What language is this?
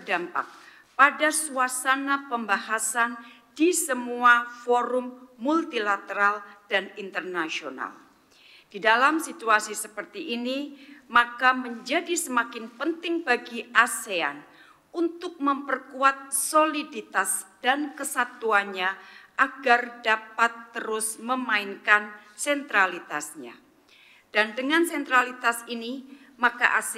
Indonesian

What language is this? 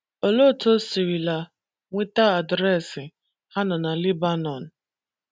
Igbo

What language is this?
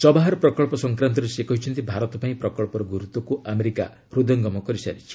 Odia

